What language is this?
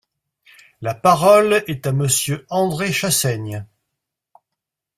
French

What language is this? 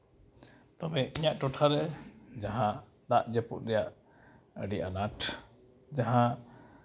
Santali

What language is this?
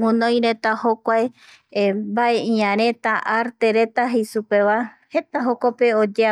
Eastern Bolivian Guaraní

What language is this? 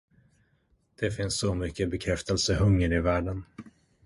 Swedish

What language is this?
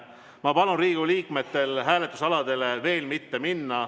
Estonian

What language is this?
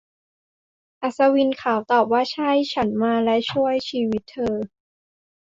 Thai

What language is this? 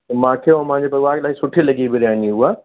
Sindhi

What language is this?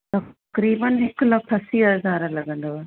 Sindhi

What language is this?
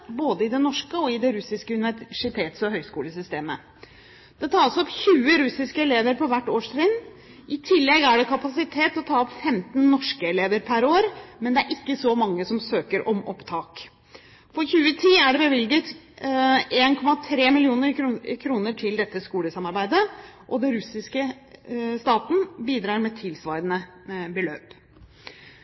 Norwegian Bokmål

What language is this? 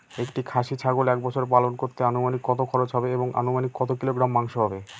Bangla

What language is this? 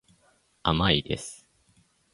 Japanese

